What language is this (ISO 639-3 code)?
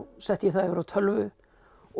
isl